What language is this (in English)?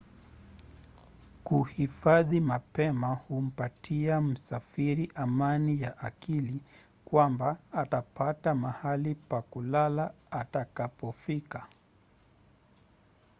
Swahili